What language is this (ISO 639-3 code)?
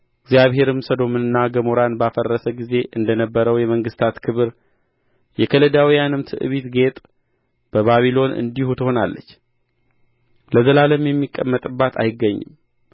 amh